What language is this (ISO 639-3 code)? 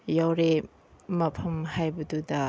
mni